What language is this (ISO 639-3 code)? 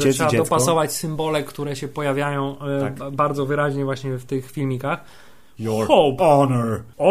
pol